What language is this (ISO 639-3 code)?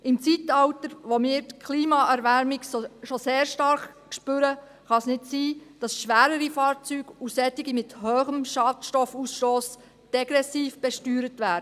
gsw